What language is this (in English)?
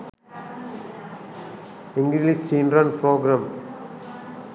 Sinhala